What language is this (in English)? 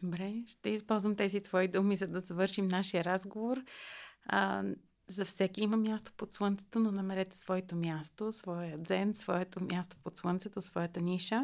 Bulgarian